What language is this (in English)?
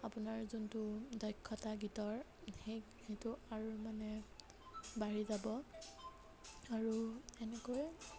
Assamese